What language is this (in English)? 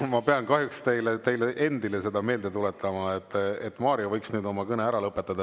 Estonian